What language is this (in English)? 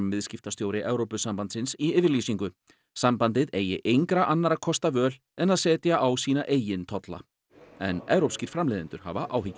Icelandic